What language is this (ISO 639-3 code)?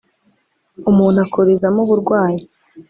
kin